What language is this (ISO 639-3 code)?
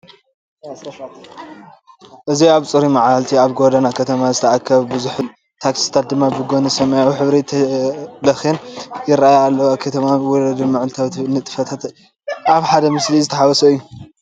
tir